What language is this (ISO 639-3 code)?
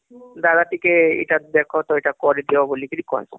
ori